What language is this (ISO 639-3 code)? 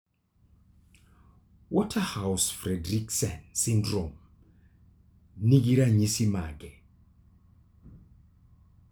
luo